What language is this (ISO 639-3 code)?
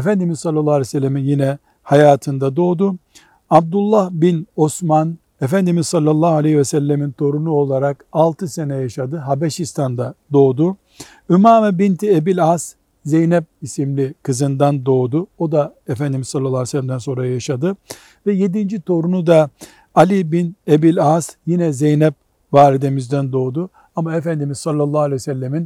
tur